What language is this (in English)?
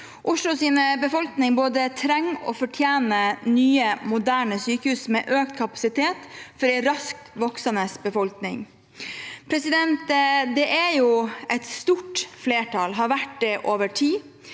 Norwegian